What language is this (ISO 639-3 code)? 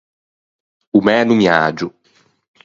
lij